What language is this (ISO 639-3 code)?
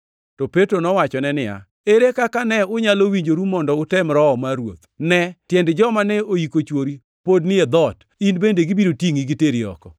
luo